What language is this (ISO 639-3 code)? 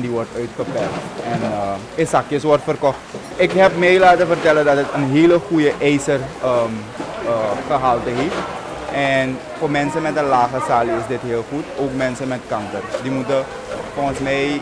nld